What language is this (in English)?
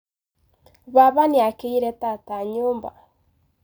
Kikuyu